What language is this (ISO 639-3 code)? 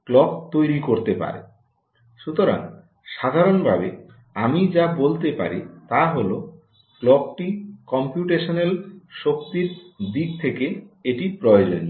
ben